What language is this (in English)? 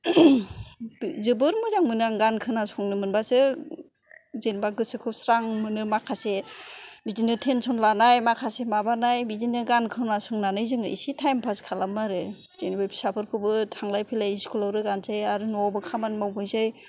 Bodo